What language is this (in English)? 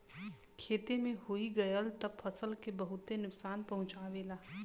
Bhojpuri